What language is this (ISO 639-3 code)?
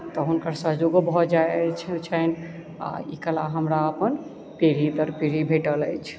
mai